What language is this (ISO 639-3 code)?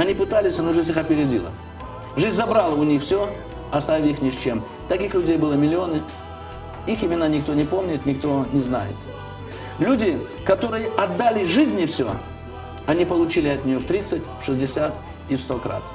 rus